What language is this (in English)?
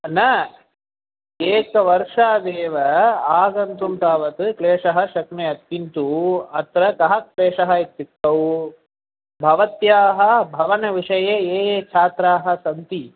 Sanskrit